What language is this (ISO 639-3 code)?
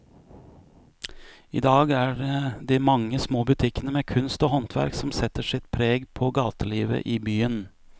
nor